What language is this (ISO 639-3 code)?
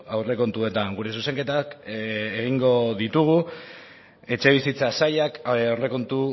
eus